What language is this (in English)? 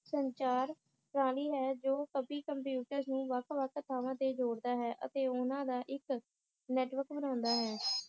Punjabi